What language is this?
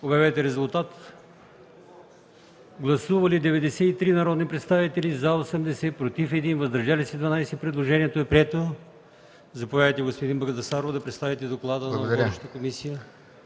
Bulgarian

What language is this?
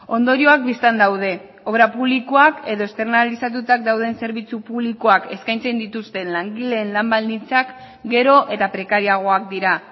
Basque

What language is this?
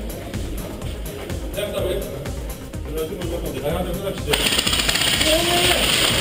Polish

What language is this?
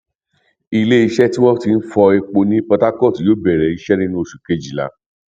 Yoruba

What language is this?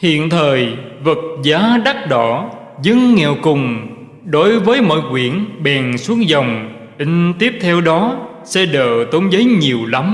Vietnamese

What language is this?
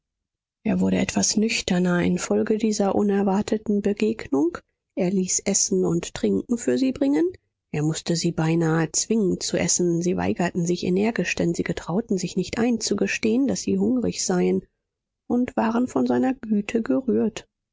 German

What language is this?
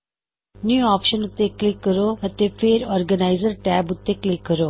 Punjabi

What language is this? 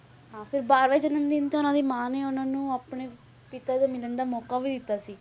Punjabi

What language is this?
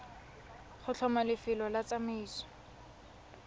Tswana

